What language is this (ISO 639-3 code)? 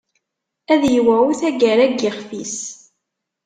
kab